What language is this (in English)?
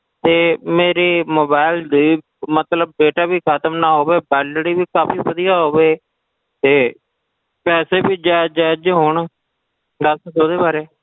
Punjabi